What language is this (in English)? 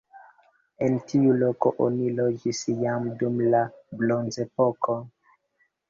Esperanto